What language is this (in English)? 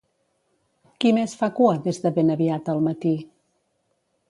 Catalan